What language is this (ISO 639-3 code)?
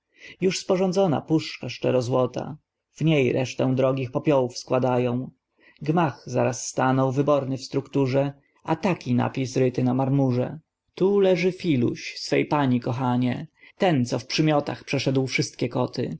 pol